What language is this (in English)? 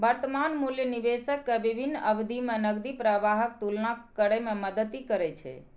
Maithili